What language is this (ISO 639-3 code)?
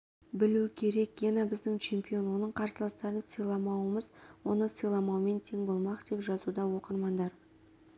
kaz